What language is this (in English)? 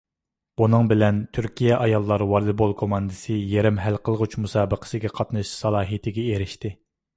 Uyghur